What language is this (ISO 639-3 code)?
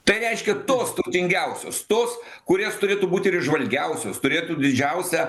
lit